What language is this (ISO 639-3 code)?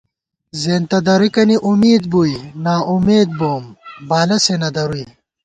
gwt